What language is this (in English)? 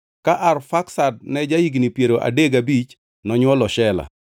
Luo (Kenya and Tanzania)